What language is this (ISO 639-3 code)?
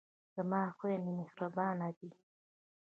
pus